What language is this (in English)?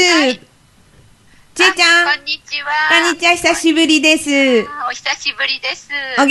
Japanese